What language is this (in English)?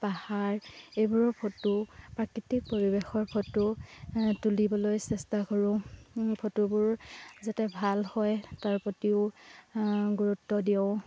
Assamese